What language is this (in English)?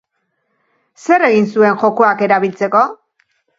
Basque